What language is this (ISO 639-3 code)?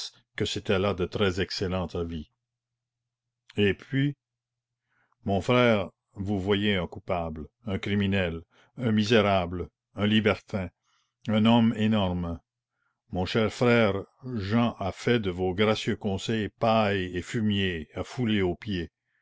fra